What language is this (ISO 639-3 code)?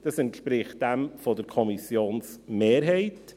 gsw